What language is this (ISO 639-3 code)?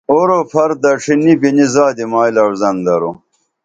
dml